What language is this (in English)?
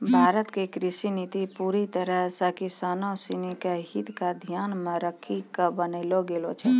Maithili